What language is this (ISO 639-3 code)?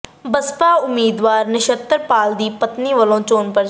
pan